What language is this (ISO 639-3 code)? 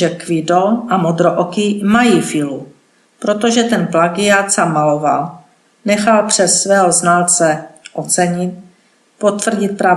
ces